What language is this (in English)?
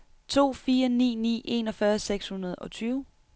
Danish